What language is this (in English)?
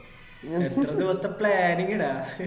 Malayalam